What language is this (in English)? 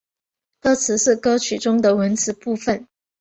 Chinese